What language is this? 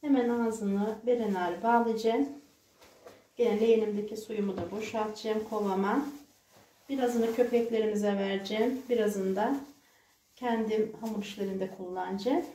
Turkish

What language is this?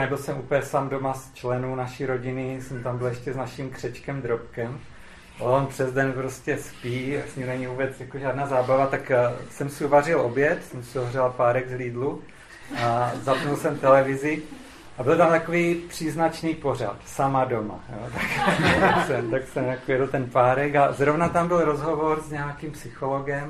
Czech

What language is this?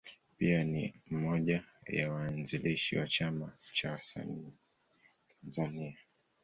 Swahili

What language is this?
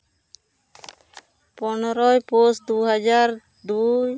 Santali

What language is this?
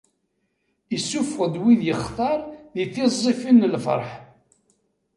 Kabyle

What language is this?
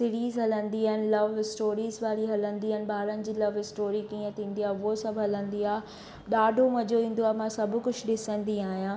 Sindhi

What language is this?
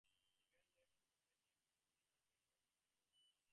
English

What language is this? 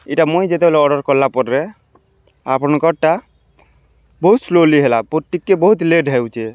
Odia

